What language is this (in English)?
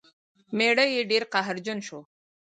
Pashto